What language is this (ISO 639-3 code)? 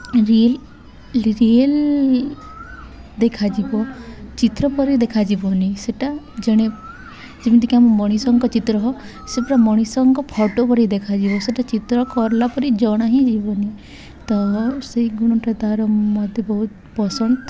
ori